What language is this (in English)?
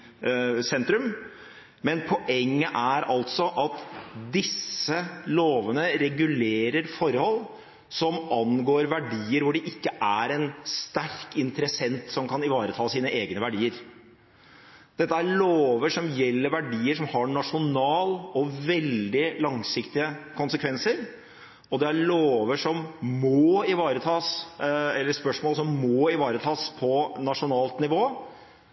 Norwegian Bokmål